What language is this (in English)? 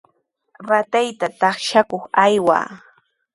Sihuas Ancash Quechua